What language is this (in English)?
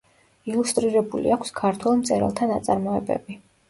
Georgian